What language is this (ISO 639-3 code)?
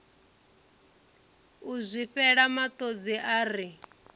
ven